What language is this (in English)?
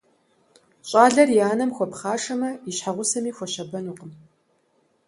Kabardian